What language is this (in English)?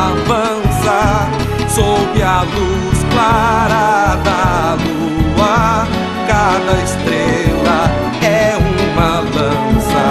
Portuguese